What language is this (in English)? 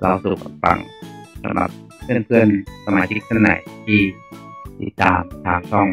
Thai